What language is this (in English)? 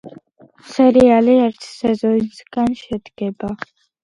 Georgian